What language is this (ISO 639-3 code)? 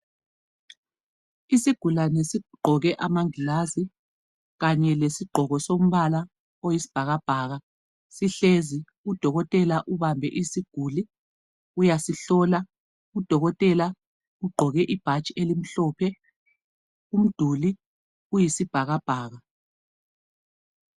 nde